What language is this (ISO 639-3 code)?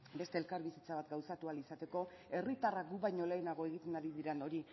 eus